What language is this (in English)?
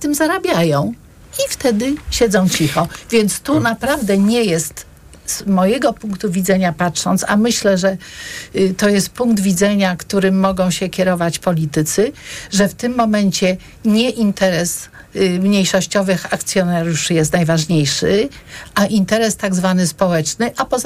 Polish